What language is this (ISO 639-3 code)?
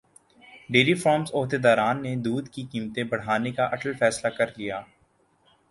urd